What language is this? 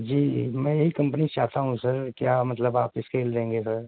Urdu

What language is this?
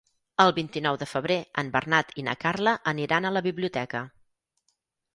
Catalan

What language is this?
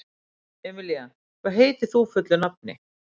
Icelandic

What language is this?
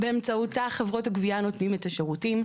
Hebrew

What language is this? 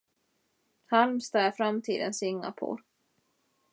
Swedish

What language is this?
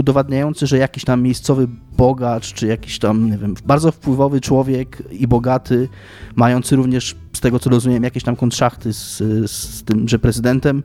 Polish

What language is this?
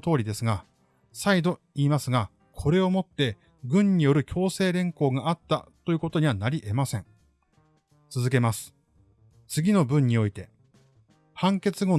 Japanese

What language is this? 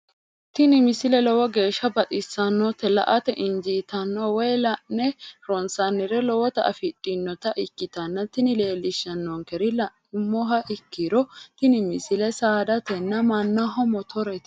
Sidamo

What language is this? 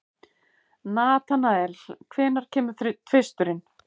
Icelandic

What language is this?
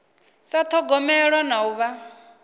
Venda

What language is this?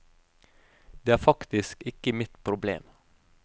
Norwegian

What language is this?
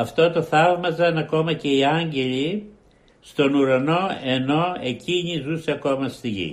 Greek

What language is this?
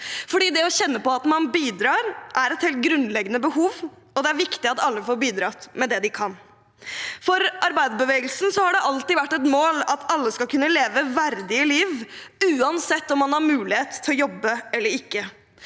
Norwegian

